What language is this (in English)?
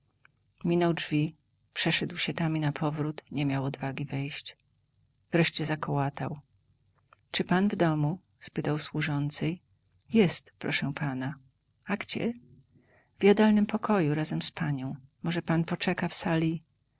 Polish